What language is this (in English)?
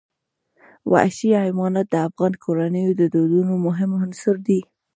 Pashto